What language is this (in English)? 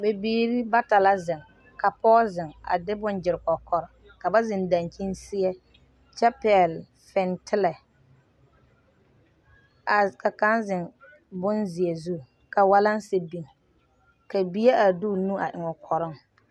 Southern Dagaare